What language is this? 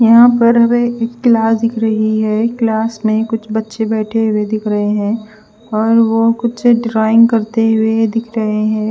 Hindi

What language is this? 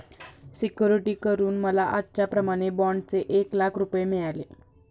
Marathi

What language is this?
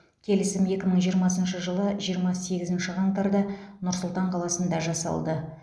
Kazakh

